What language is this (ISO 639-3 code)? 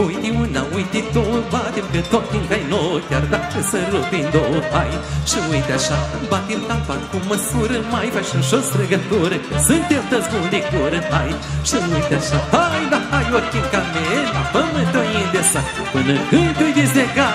ron